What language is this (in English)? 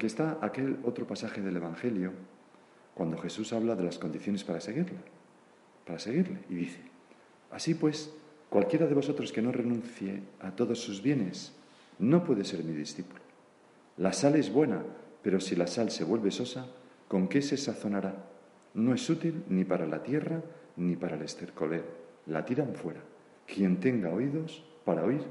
Spanish